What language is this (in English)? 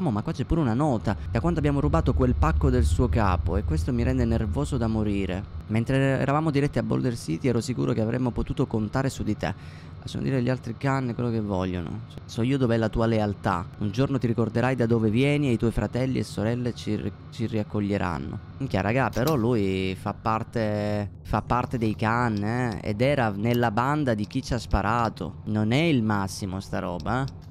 Italian